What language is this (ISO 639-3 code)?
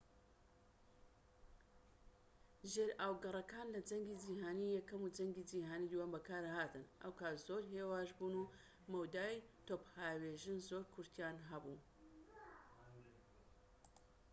ckb